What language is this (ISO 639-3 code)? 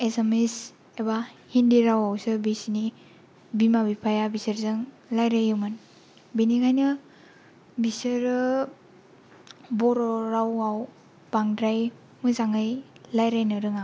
brx